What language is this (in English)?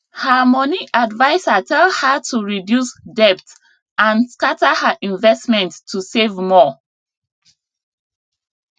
Nigerian Pidgin